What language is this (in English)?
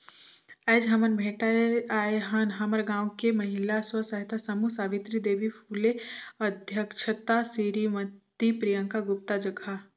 Chhattisgarhi